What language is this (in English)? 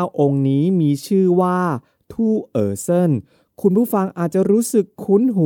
Thai